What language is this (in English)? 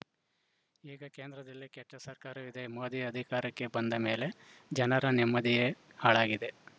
Kannada